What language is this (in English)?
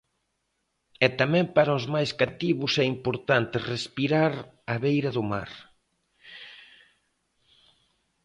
Galician